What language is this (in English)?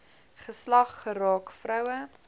Afrikaans